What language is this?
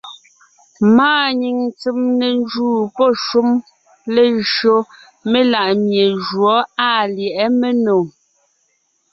Ngiemboon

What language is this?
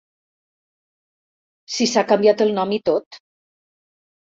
Catalan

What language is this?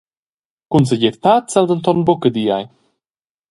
Romansh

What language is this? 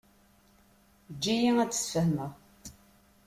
Kabyle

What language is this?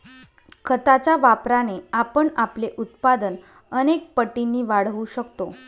Marathi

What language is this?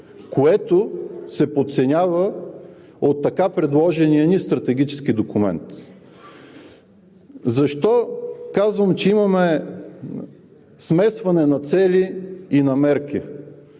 Bulgarian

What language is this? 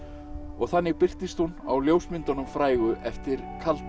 Icelandic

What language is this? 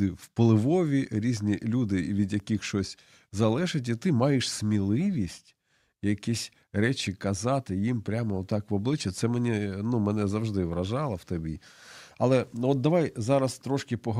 Ukrainian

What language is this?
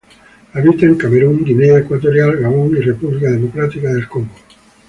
Spanish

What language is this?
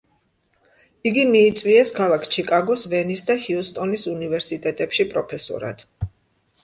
Georgian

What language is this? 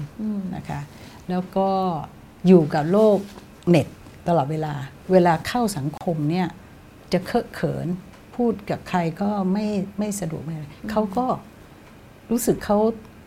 Thai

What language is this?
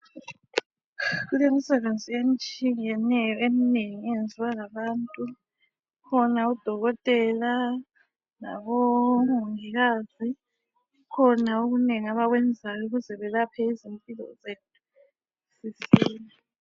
North Ndebele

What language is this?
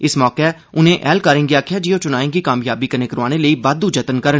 Dogri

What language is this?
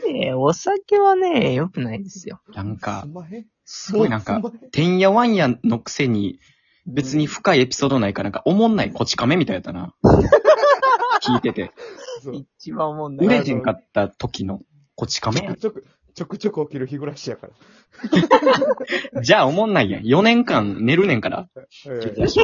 Japanese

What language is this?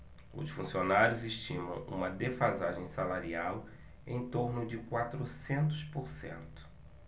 Portuguese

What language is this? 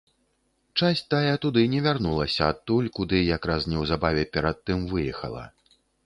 Belarusian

